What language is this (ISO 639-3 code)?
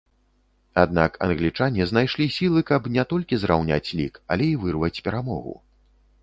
bel